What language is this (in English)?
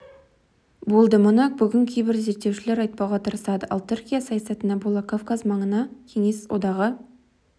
Kazakh